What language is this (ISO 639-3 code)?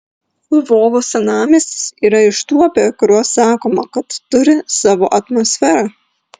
lit